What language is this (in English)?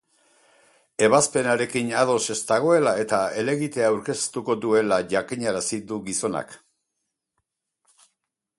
Basque